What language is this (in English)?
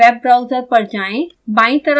Hindi